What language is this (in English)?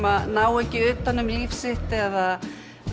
Icelandic